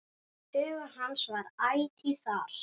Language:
Icelandic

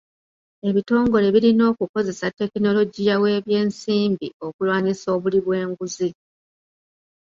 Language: Ganda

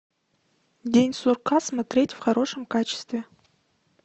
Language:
Russian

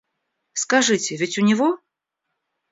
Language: Russian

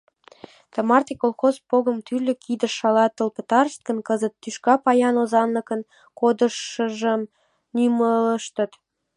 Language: Mari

